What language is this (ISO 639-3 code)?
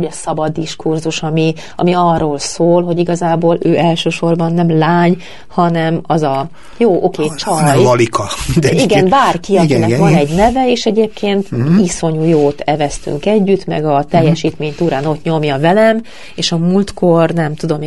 hun